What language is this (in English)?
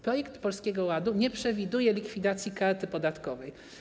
Polish